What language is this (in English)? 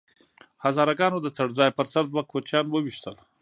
Pashto